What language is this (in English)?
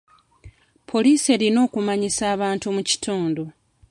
Ganda